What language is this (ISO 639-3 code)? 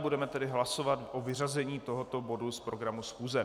ces